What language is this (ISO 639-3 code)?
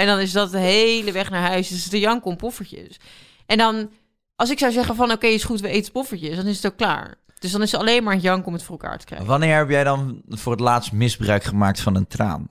nld